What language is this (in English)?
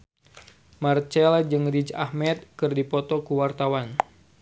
Sundanese